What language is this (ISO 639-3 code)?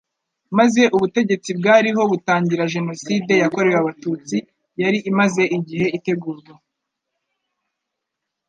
kin